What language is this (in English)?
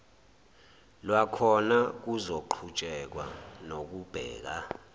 Zulu